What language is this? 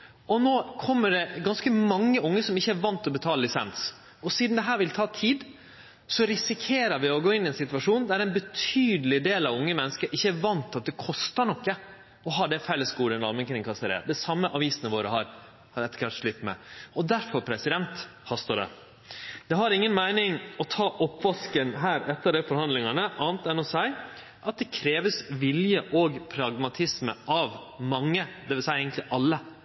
Norwegian Nynorsk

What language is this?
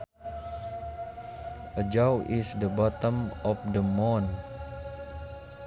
Sundanese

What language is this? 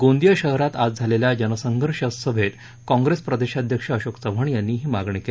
Marathi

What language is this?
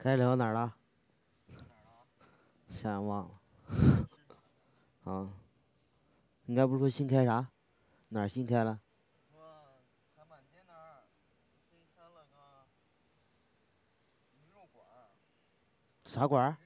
Chinese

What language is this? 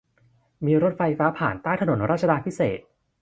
Thai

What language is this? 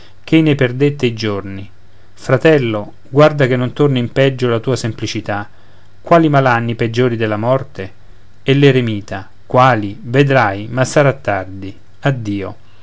Italian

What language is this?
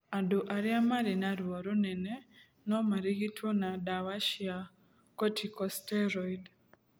Kikuyu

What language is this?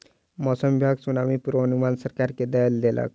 Maithili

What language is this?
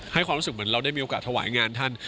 Thai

